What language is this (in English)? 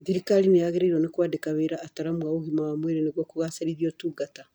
Kikuyu